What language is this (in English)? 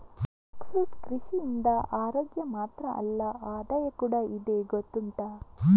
Kannada